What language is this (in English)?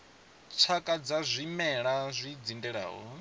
Venda